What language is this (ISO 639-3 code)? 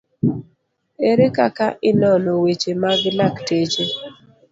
luo